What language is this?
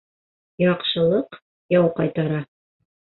Bashkir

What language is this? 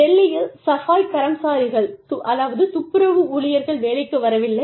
Tamil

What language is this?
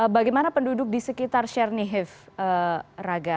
Indonesian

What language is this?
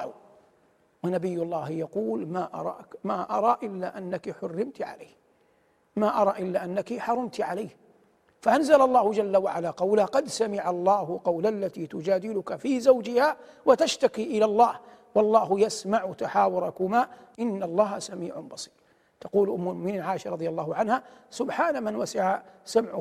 Arabic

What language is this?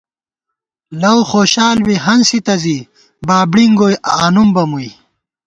Gawar-Bati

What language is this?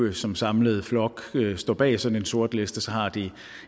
Danish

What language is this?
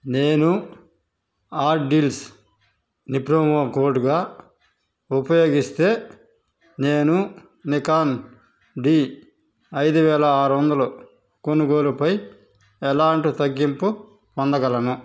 Telugu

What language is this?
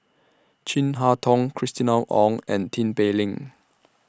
English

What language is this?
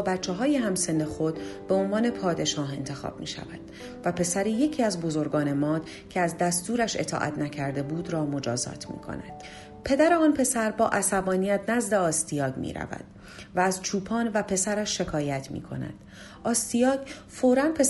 Persian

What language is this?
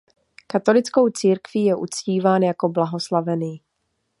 Czech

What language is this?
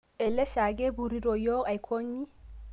Masai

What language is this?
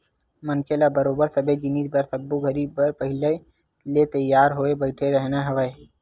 Chhattisgarhi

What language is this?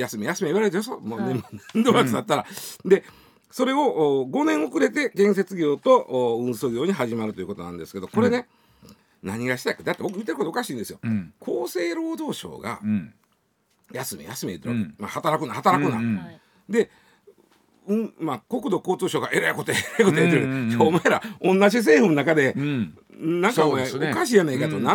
Japanese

